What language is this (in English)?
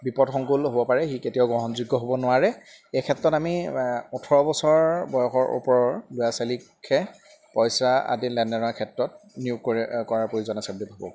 Assamese